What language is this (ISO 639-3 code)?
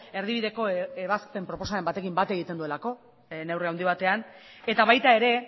eus